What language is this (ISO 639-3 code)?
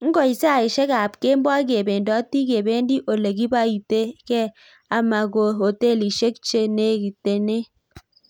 kln